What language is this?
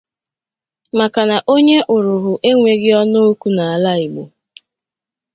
Igbo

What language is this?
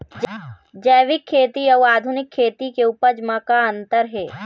Chhattisgarhi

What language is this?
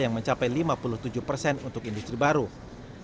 Indonesian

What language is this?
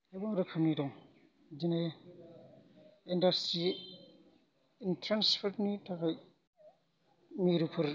Bodo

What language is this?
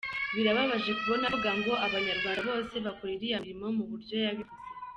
Kinyarwanda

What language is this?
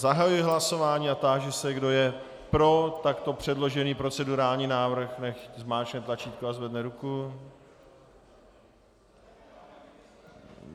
Czech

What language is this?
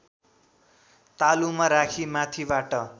Nepali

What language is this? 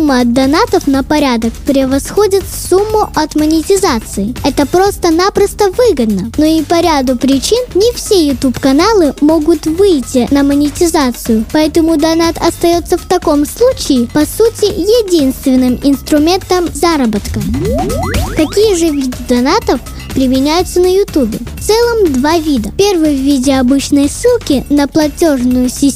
Russian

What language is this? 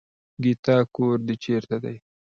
Pashto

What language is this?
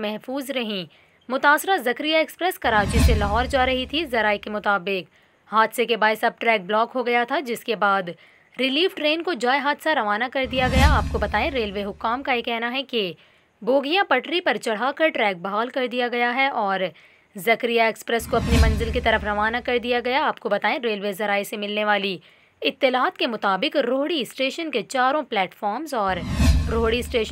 Hindi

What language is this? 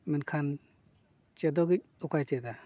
Santali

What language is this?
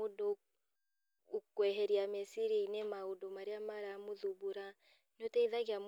Kikuyu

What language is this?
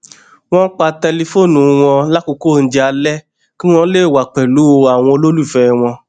Yoruba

